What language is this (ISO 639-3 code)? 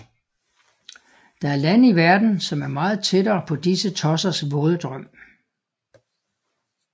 dan